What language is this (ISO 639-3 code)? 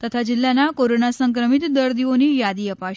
guj